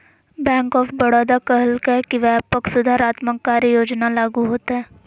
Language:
Magahi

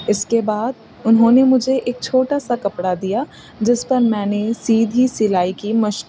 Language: Urdu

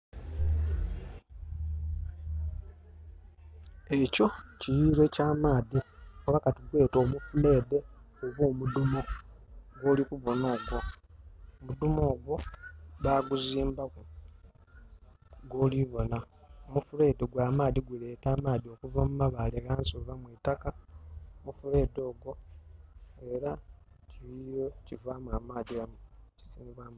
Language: Soga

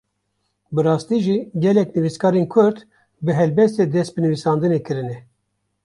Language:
Kurdish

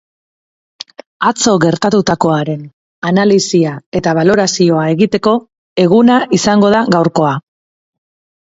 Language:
Basque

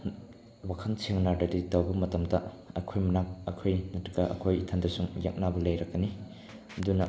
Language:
Manipuri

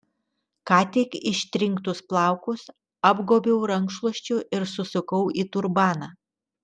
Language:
Lithuanian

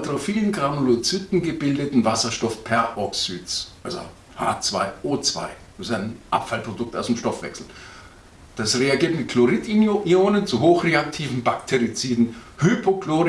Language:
German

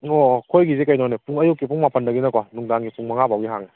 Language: Manipuri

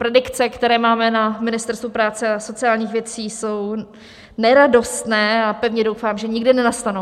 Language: Czech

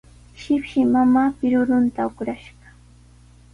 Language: Sihuas Ancash Quechua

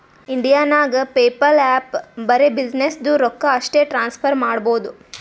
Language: Kannada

